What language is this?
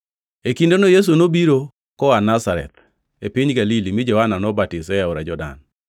Luo (Kenya and Tanzania)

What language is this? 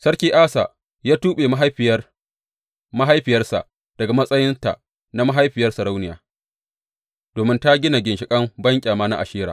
Hausa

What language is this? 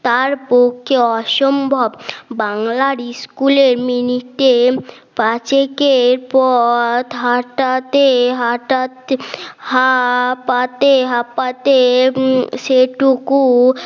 Bangla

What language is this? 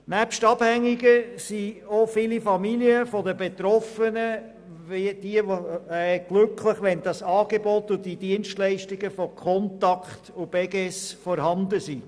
Swiss German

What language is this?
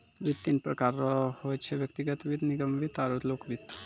Maithili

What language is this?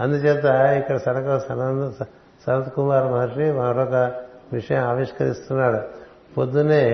Telugu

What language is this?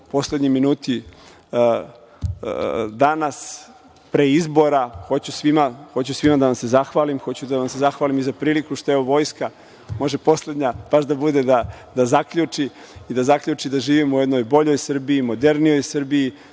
Serbian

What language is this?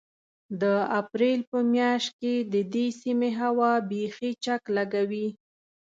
Pashto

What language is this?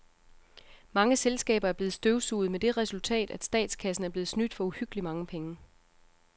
Danish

